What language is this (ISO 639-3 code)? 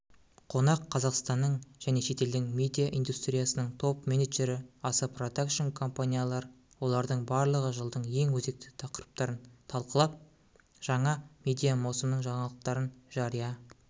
kaz